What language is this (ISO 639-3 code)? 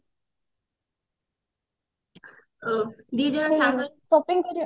ori